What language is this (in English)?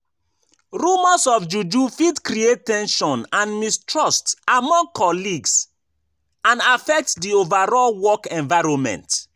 Nigerian Pidgin